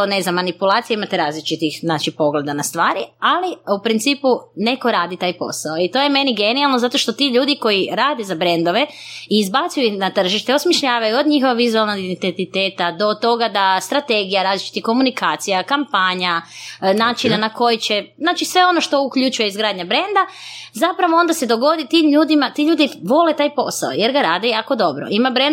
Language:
Croatian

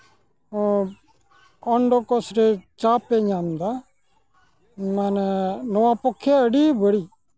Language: Santali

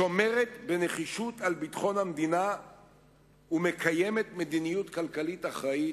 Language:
Hebrew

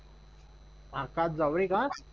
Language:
Marathi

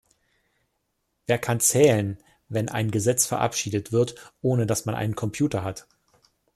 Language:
German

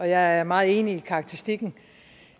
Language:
Danish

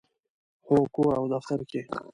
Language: Pashto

